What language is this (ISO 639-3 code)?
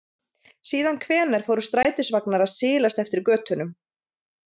isl